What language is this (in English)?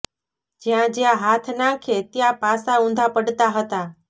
Gujarati